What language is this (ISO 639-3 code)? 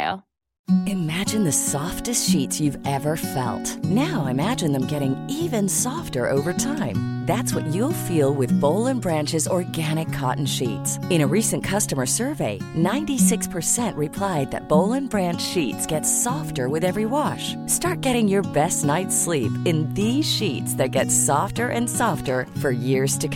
deu